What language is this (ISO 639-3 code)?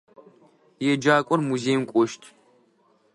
ady